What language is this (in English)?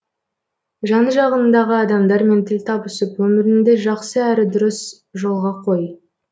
Kazakh